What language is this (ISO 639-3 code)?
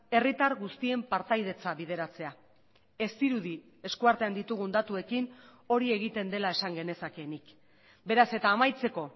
eus